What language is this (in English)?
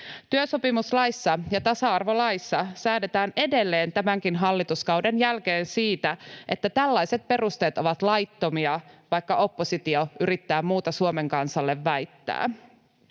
Finnish